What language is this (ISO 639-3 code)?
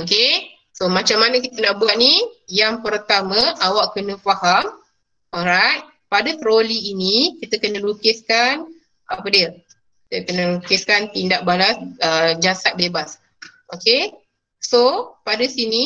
msa